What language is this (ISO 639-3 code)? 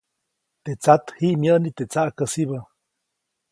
zoc